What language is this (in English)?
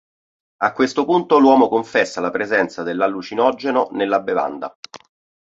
Italian